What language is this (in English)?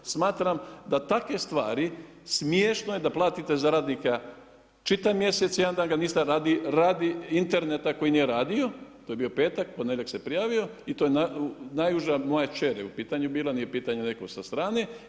Croatian